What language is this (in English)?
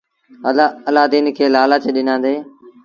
Sindhi Bhil